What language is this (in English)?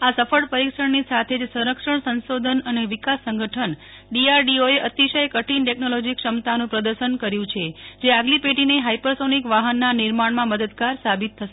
Gujarati